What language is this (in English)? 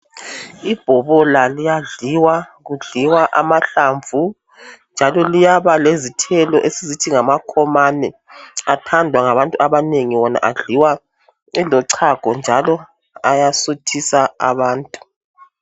North Ndebele